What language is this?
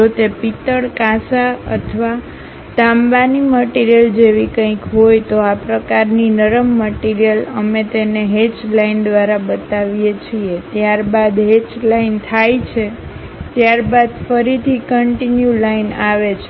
Gujarati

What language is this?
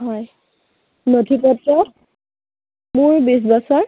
Assamese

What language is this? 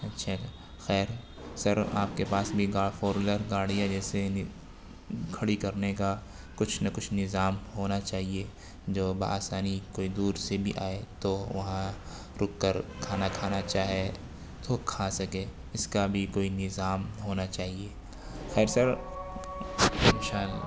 Urdu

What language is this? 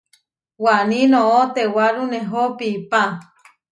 Huarijio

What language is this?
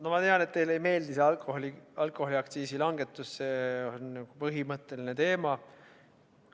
Estonian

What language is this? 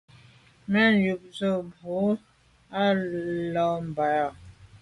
Medumba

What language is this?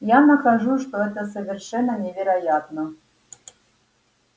Russian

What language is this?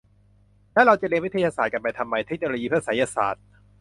Thai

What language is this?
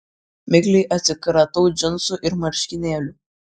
Lithuanian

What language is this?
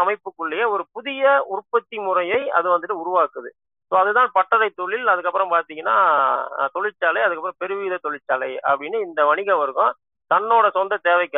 Tamil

